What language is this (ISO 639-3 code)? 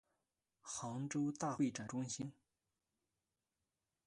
zho